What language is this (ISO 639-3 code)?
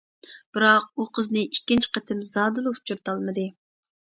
uig